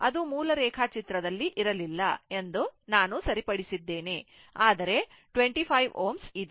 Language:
Kannada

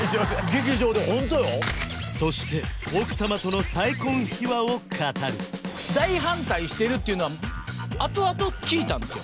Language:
Japanese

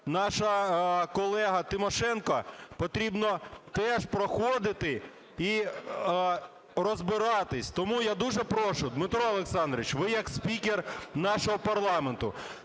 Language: Ukrainian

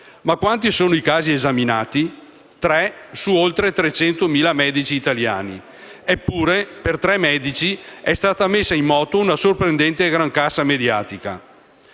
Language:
Italian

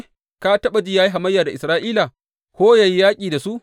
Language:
Hausa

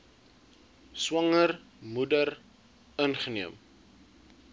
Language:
Afrikaans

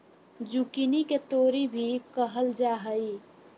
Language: Magahi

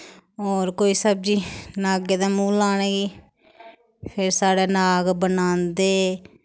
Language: Dogri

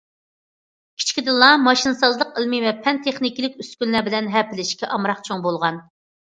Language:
Uyghur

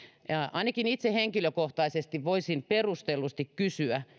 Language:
Finnish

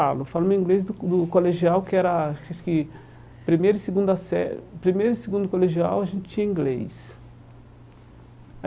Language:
Portuguese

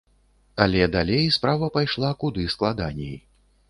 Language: Belarusian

